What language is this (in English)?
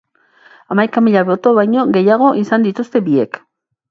Basque